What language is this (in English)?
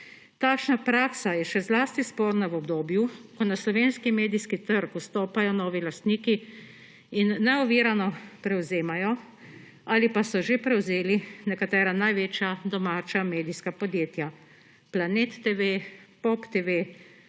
Slovenian